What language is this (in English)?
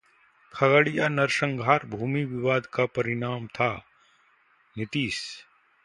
Hindi